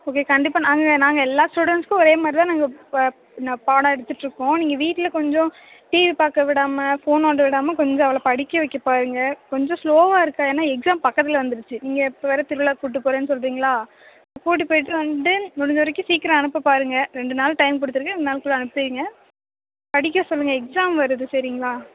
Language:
Tamil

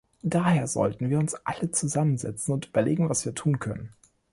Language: German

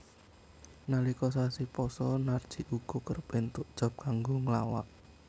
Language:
Javanese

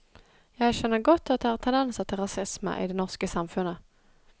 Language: Norwegian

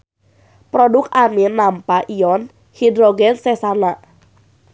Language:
Sundanese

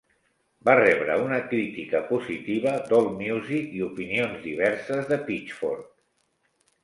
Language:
Catalan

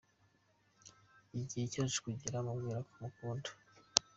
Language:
Kinyarwanda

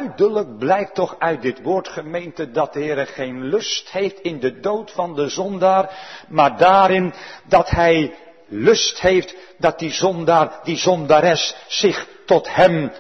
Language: Dutch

